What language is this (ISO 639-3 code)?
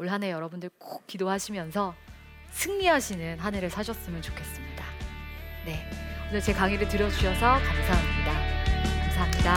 kor